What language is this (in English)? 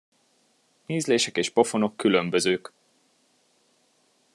Hungarian